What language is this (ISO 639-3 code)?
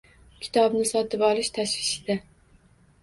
uzb